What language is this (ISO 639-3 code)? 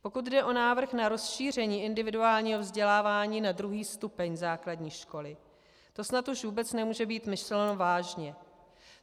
ces